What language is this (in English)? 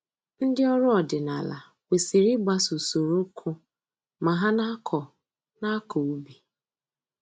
Igbo